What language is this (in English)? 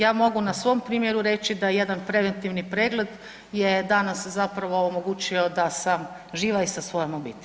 Croatian